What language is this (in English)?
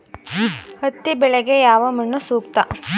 Kannada